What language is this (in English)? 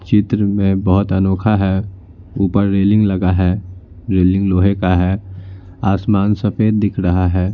Hindi